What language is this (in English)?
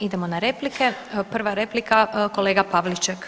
Croatian